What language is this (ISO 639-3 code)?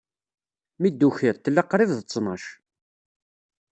kab